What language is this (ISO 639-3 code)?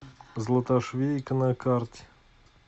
rus